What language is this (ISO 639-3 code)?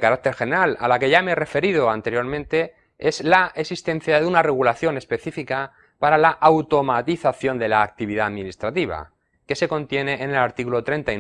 spa